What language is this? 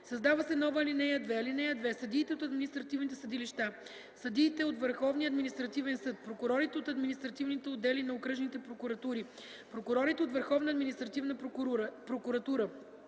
Bulgarian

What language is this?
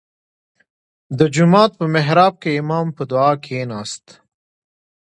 Pashto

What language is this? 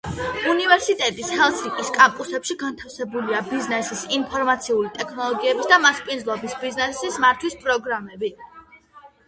Georgian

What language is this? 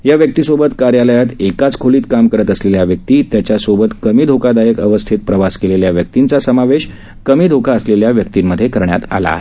Marathi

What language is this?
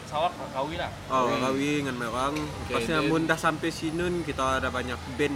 Malay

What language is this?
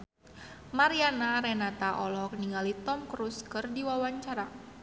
Sundanese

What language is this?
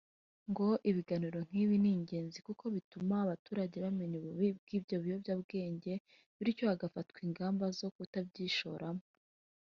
Kinyarwanda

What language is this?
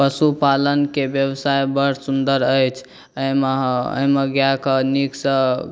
Maithili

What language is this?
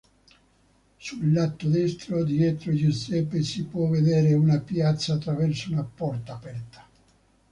Italian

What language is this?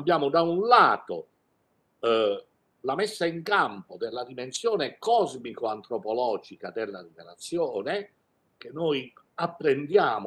Italian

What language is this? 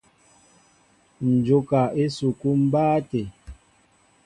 Mbo (Cameroon)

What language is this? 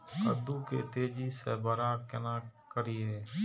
Maithili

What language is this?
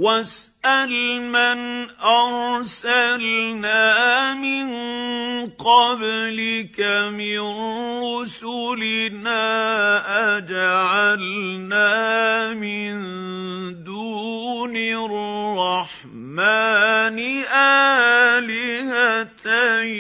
Arabic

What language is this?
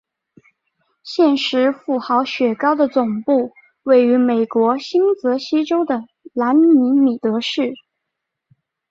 Chinese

